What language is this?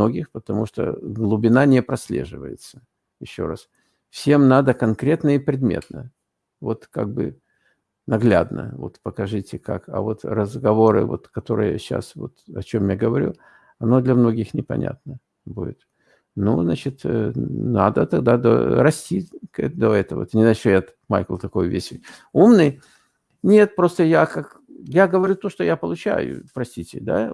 Russian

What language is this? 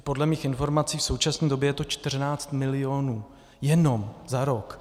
Czech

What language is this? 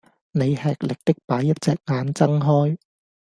Cantonese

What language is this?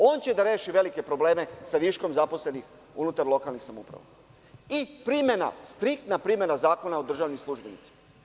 Serbian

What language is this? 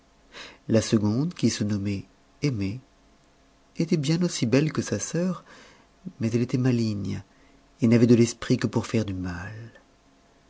French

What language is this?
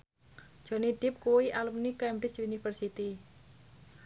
Javanese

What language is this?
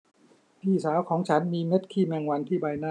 Thai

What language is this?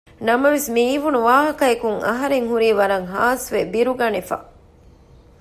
Divehi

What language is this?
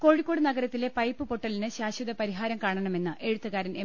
Malayalam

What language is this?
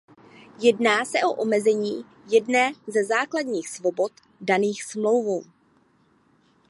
Czech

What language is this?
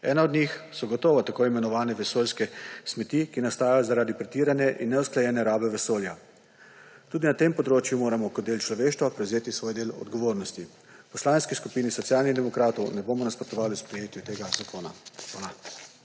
Slovenian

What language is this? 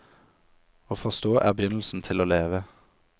Norwegian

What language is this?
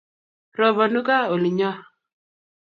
Kalenjin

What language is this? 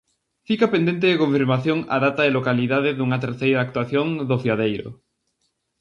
Galician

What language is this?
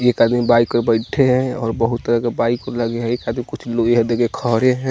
Hindi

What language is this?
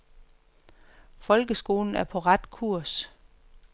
Danish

